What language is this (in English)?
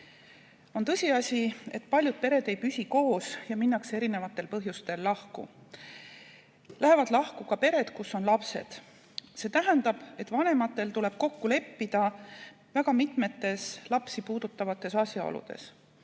Estonian